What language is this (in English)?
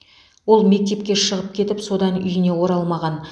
Kazakh